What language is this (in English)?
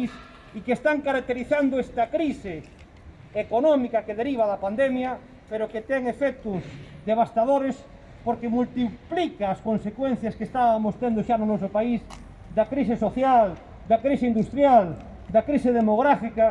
Spanish